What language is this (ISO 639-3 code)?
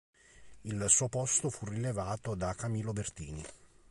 ita